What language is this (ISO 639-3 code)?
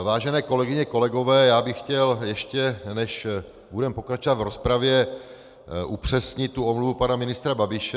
ces